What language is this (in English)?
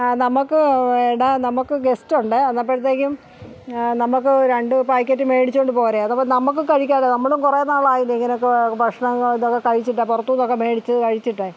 Malayalam